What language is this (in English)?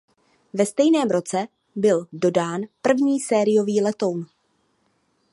Czech